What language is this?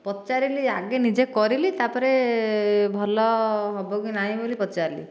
Odia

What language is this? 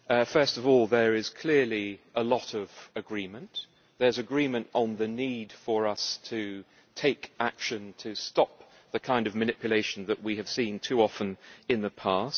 English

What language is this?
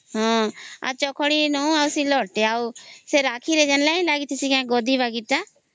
Odia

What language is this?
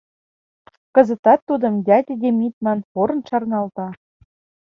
Mari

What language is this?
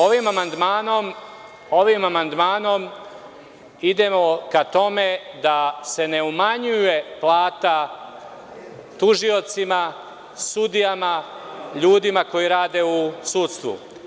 Serbian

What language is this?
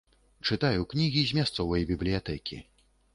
Belarusian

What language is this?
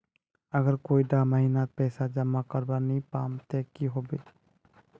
Magahi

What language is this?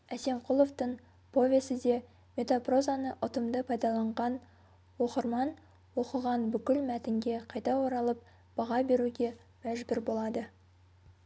Kazakh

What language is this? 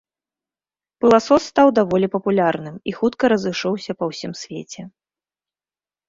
Belarusian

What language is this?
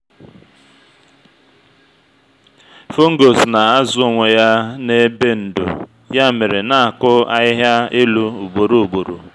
Igbo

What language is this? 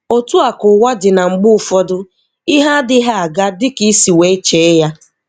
Igbo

